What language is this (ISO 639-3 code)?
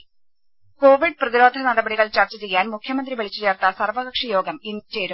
mal